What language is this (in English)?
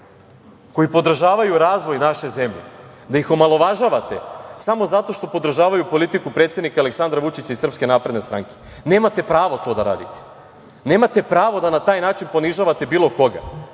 Serbian